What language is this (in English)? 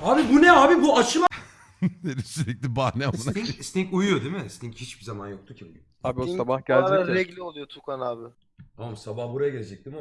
Turkish